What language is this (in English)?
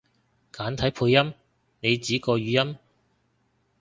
Cantonese